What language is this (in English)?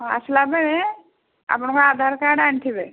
Odia